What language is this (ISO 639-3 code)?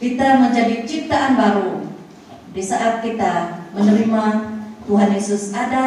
msa